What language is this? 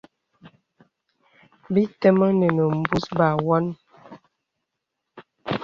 Bebele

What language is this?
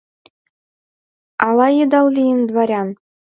Mari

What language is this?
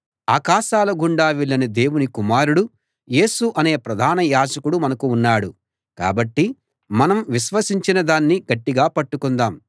Telugu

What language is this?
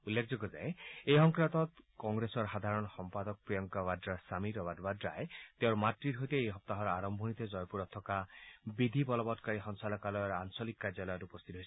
Assamese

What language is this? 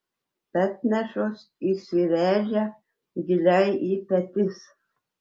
Lithuanian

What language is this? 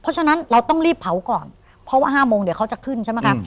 Thai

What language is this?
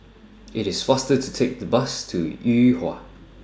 English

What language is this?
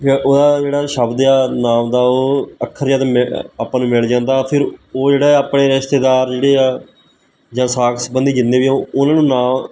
Punjabi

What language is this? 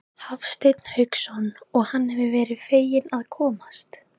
Icelandic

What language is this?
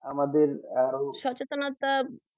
Bangla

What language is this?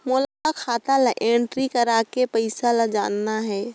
Chhattisgarhi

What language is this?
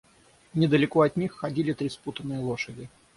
Russian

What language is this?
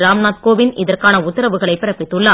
Tamil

